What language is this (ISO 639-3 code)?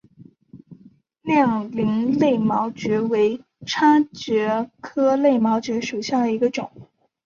zho